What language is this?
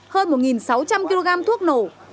Vietnamese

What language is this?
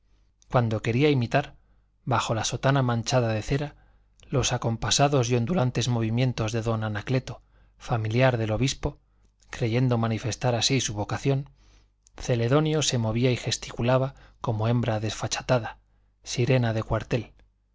Spanish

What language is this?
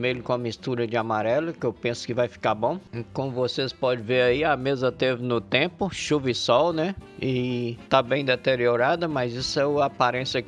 Portuguese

